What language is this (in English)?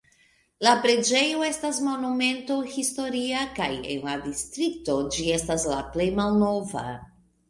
Esperanto